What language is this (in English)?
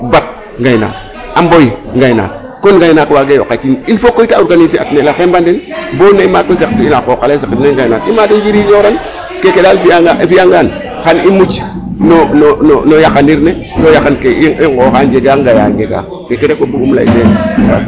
Serer